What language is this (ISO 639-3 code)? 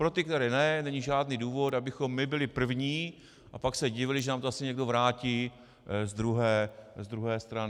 ces